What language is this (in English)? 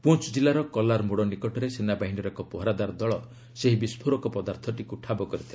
Odia